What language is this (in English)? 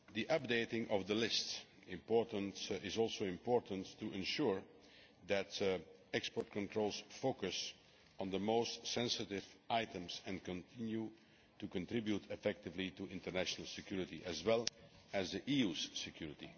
English